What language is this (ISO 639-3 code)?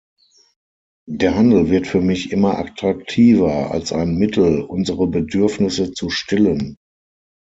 deu